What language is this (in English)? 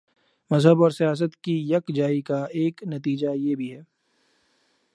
Urdu